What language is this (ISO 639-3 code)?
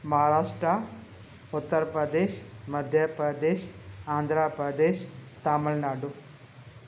snd